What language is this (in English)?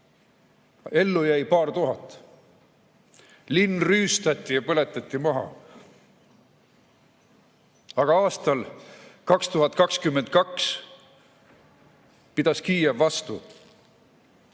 Estonian